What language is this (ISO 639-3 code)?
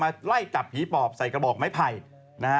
tha